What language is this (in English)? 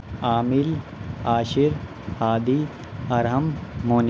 Urdu